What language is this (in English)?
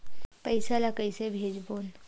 Chhattisgarhi